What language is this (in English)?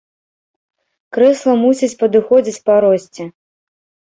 Belarusian